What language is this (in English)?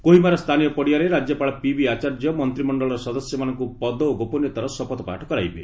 Odia